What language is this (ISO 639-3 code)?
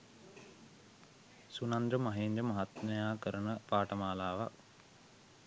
sin